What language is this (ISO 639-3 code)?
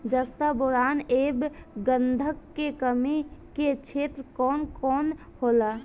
bho